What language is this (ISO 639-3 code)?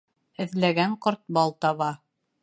bak